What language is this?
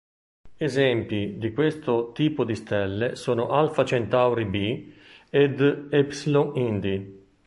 Italian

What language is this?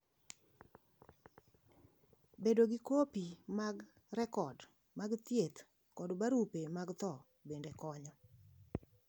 Luo (Kenya and Tanzania)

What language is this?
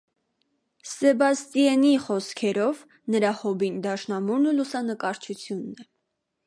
Armenian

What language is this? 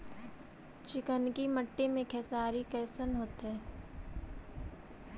Magahi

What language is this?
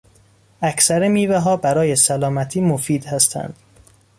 Persian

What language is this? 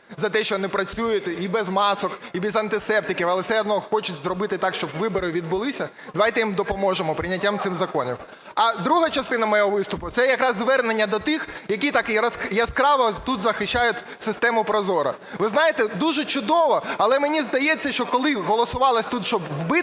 Ukrainian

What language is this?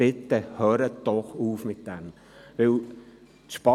Swiss German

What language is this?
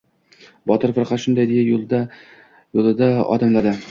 Uzbek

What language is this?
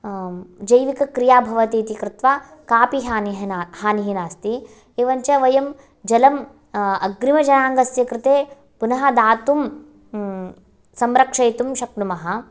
Sanskrit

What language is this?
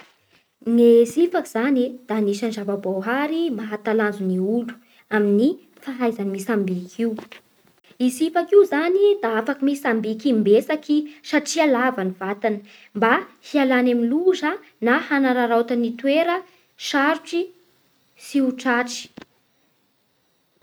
Bara Malagasy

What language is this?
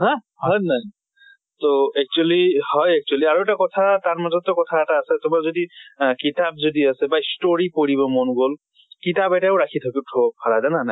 Assamese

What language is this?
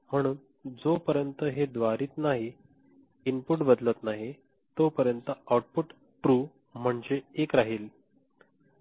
Marathi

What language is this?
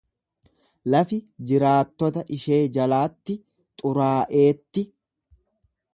Oromo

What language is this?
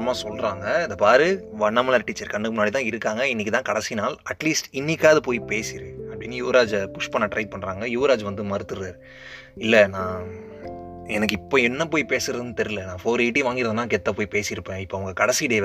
Tamil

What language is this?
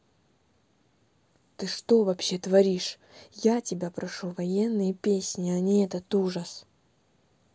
Russian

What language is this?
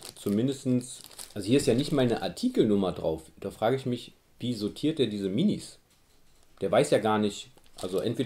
German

